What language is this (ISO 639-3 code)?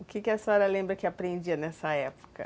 por